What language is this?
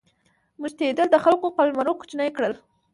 Pashto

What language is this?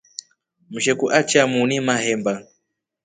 Rombo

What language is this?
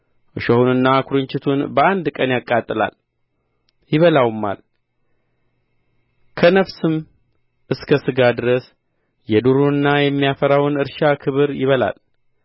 Amharic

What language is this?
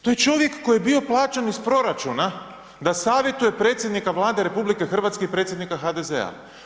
Croatian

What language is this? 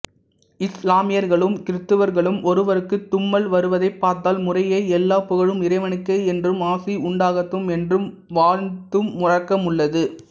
Tamil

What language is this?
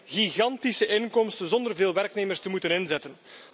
Dutch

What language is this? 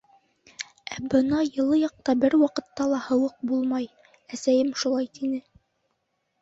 Bashkir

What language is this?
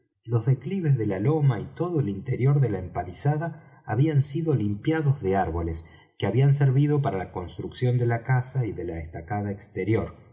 Spanish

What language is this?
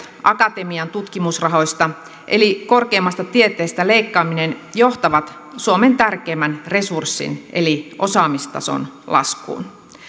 Finnish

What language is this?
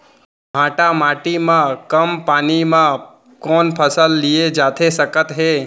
Chhattisgarhi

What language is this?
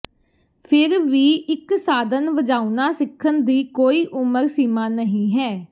Punjabi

